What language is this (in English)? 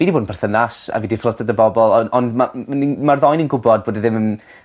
Welsh